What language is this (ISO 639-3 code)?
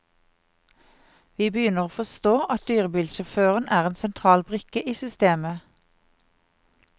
nor